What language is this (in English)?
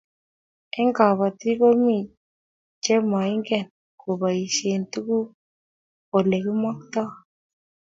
Kalenjin